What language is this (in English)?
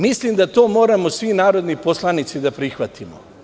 Serbian